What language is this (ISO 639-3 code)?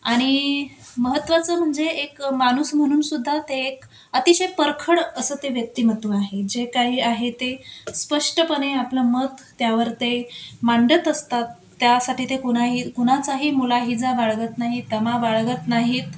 mar